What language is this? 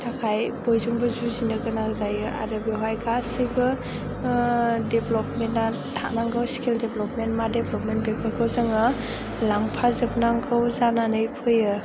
Bodo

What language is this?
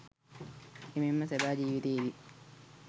Sinhala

